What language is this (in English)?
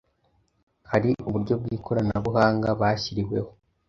Kinyarwanda